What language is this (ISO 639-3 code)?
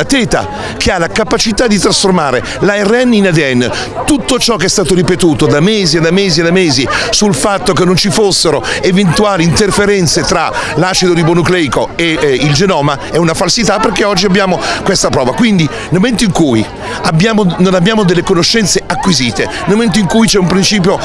ita